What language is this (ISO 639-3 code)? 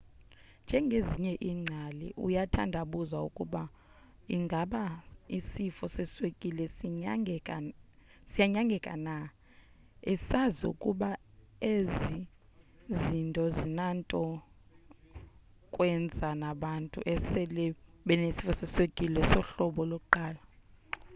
xho